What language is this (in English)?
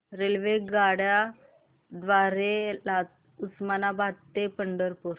Marathi